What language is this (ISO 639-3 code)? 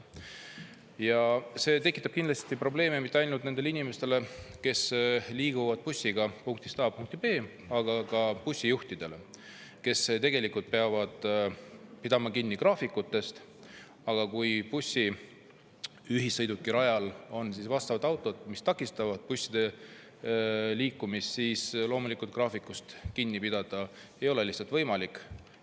est